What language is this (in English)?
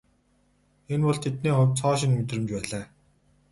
Mongolian